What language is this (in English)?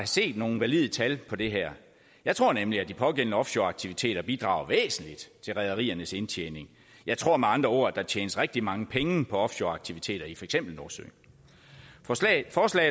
Danish